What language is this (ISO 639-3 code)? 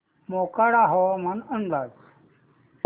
mar